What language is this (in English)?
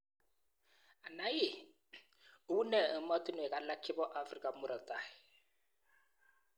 Kalenjin